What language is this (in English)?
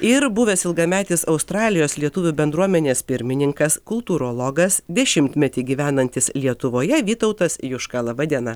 Lithuanian